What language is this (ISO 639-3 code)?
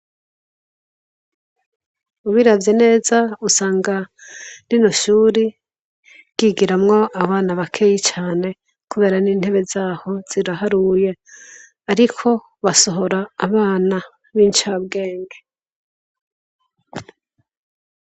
run